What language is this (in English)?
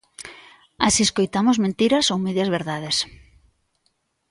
Galician